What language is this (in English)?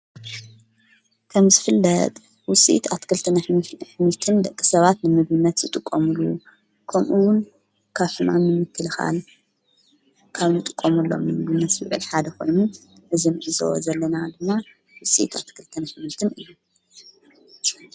Tigrinya